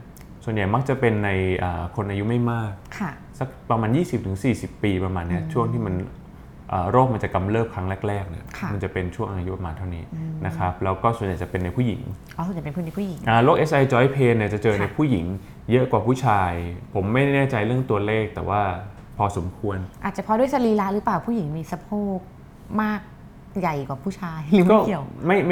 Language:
Thai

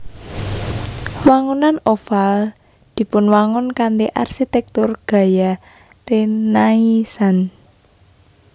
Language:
Javanese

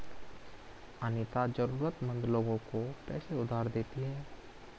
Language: Hindi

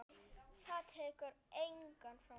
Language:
Icelandic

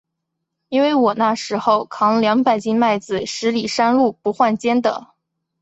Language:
Chinese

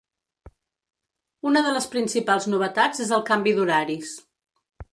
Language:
Catalan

